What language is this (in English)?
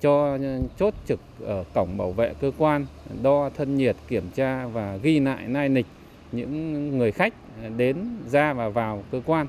Vietnamese